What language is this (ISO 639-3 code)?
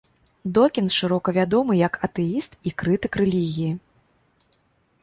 bel